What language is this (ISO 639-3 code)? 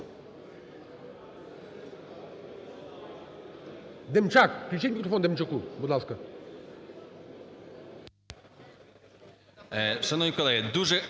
ukr